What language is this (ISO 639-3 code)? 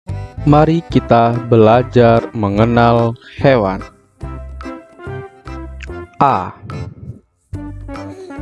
ind